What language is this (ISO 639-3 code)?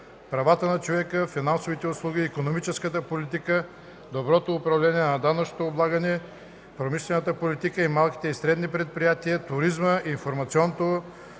bul